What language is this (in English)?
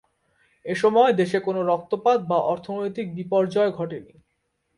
Bangla